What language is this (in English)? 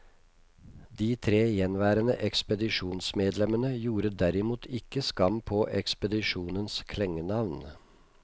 Norwegian